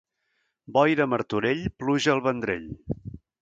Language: Catalan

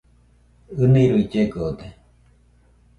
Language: Nüpode Huitoto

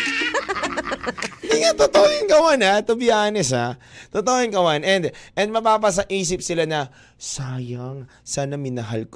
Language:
Filipino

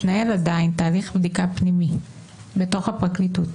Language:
Hebrew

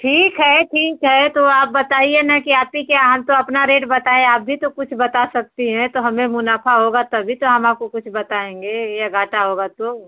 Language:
Hindi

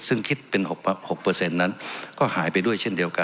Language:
Thai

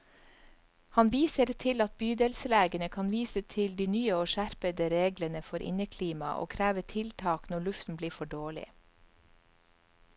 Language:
Norwegian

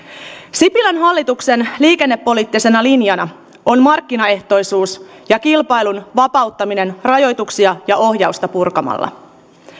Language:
Finnish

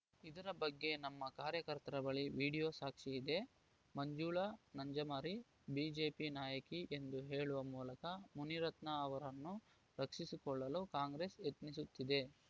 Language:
Kannada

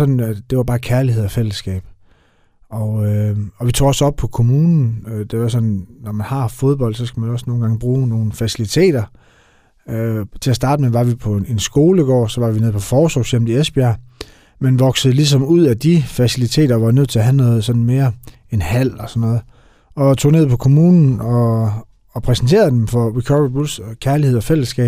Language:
Danish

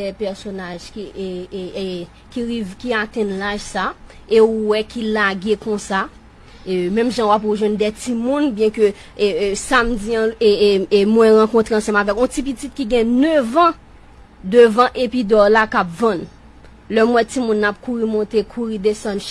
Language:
French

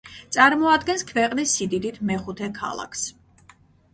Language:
Georgian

